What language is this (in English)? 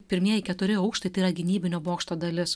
Lithuanian